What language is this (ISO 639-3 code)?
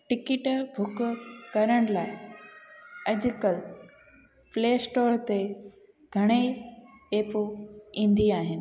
snd